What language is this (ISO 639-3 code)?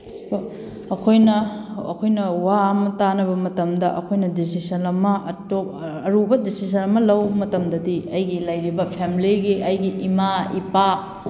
mni